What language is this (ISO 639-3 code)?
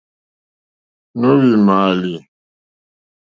bri